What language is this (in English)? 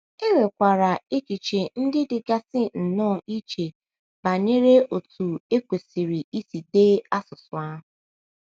Igbo